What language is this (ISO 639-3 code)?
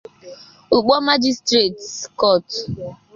ibo